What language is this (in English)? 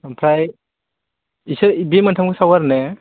Bodo